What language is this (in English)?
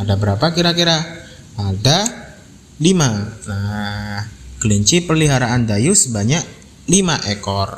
Indonesian